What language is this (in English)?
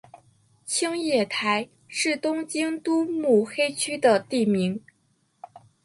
Chinese